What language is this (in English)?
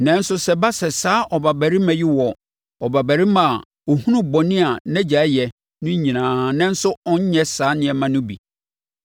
Akan